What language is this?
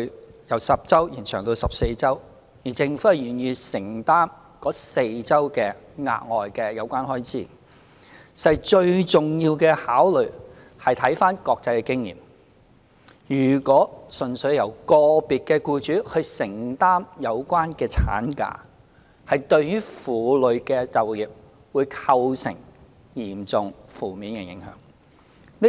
Cantonese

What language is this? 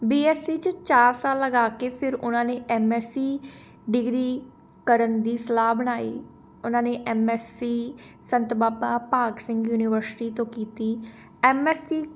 Punjabi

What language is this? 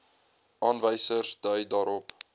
Afrikaans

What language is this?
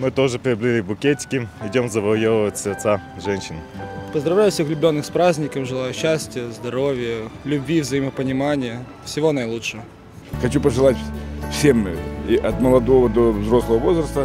Russian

